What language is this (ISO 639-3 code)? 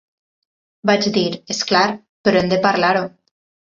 cat